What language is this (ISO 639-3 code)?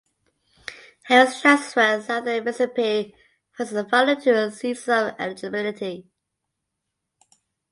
eng